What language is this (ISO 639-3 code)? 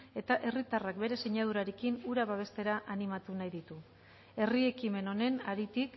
eus